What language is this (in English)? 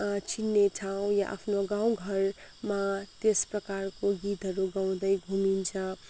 Nepali